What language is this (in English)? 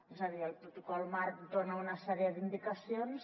Catalan